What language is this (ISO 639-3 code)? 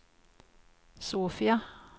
swe